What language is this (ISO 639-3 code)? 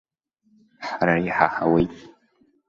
abk